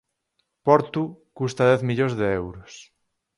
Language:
Galician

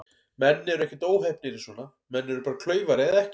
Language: Icelandic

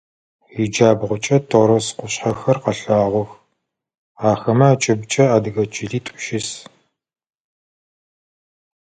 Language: Adyghe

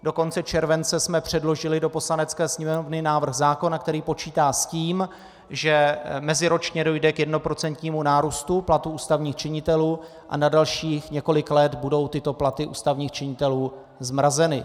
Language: Czech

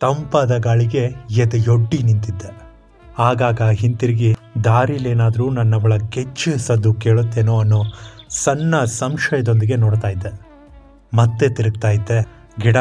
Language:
Kannada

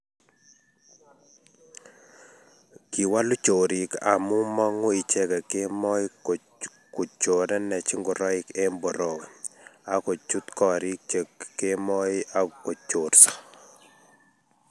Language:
Kalenjin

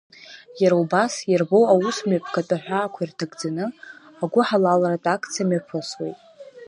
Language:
Abkhazian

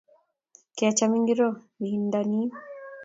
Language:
Kalenjin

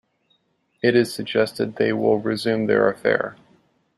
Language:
English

